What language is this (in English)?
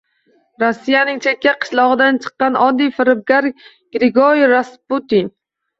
Uzbek